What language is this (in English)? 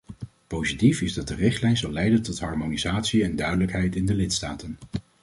Dutch